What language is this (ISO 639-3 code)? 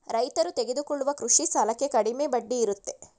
kan